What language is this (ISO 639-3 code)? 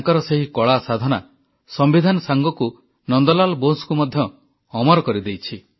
ori